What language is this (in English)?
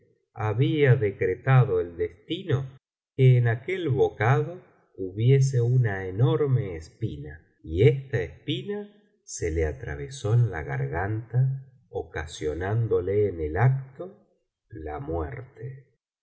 Spanish